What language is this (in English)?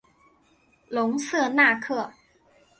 Chinese